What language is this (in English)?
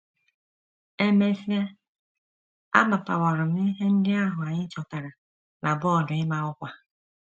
Igbo